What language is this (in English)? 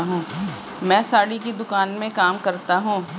Hindi